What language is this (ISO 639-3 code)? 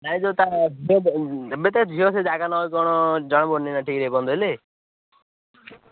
ori